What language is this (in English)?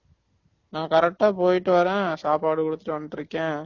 Tamil